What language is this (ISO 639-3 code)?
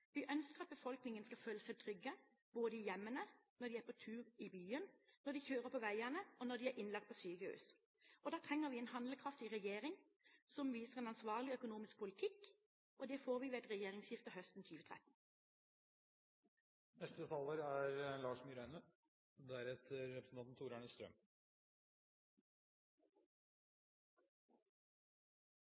nob